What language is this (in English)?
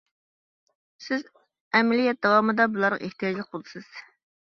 Uyghur